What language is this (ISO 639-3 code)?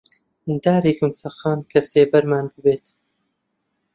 ckb